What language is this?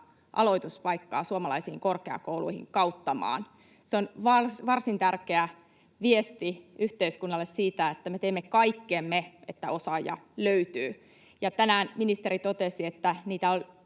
Finnish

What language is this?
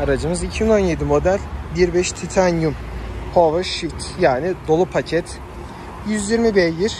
Turkish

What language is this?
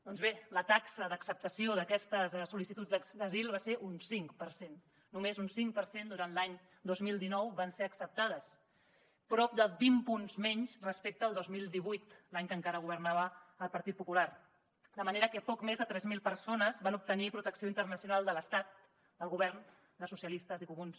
Catalan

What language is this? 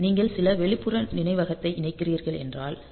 Tamil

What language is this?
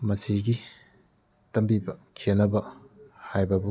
Manipuri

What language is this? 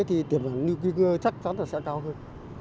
Vietnamese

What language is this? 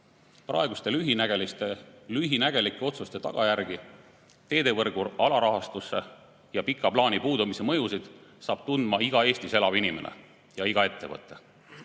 Estonian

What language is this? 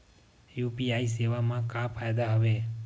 Chhattisgarhi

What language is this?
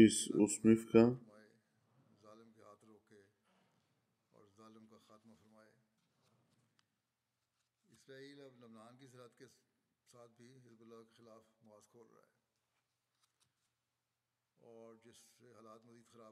Bulgarian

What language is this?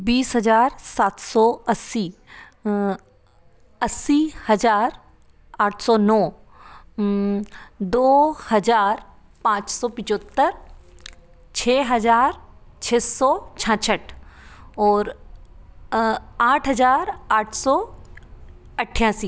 Hindi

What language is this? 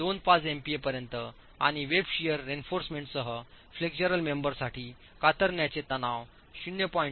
Marathi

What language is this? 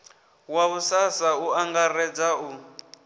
Venda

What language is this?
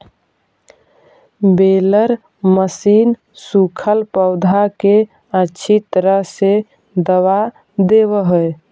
Magahi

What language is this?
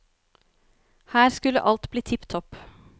Norwegian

